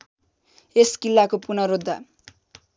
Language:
Nepali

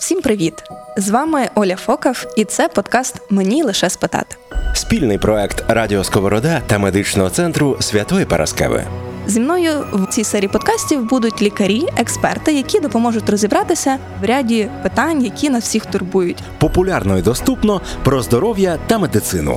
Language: Ukrainian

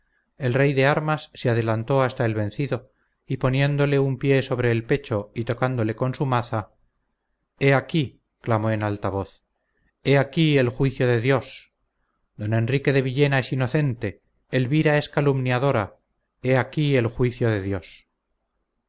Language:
Spanish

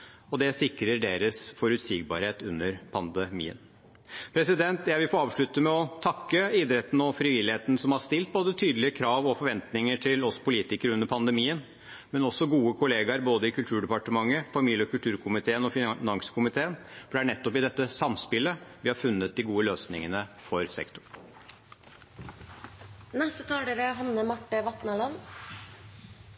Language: Norwegian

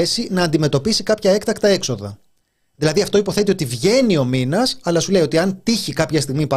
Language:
Greek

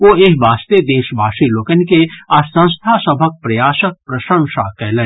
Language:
Maithili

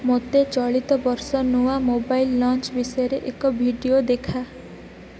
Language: Odia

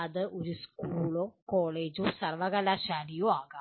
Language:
Malayalam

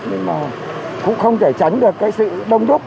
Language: Vietnamese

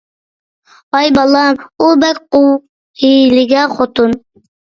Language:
Uyghur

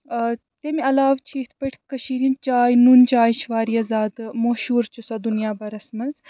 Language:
Kashmiri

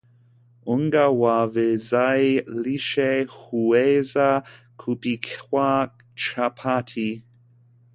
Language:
Swahili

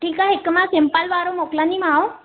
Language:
Sindhi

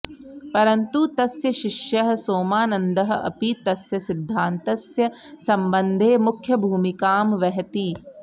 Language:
Sanskrit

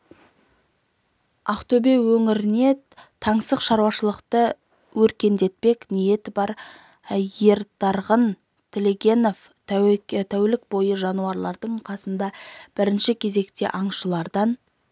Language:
Kazakh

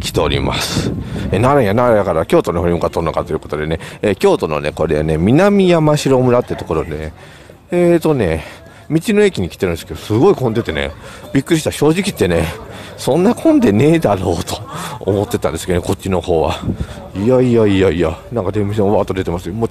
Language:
Japanese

